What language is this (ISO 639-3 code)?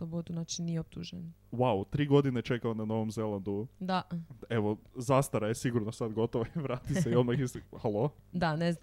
hrv